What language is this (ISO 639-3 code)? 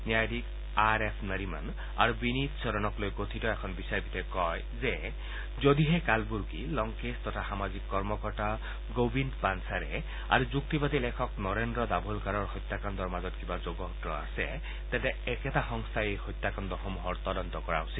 asm